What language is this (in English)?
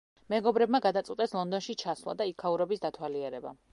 Georgian